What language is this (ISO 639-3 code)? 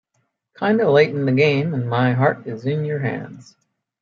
eng